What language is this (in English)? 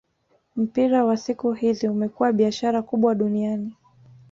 Swahili